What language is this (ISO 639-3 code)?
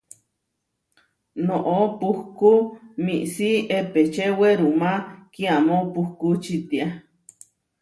var